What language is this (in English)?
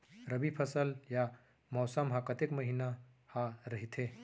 Chhattisgarhi